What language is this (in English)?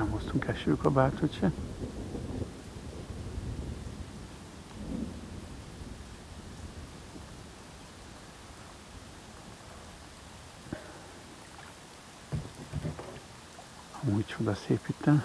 Hungarian